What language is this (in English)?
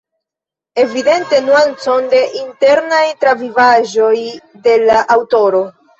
Esperanto